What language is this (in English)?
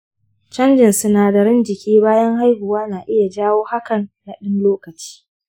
Hausa